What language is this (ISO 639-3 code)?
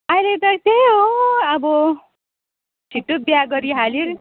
nep